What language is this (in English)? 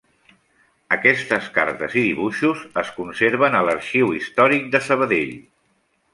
Catalan